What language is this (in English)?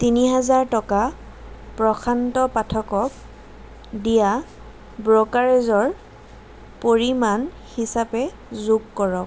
Assamese